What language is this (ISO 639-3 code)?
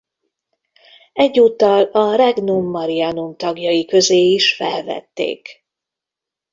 hun